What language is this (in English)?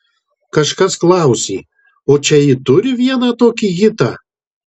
Lithuanian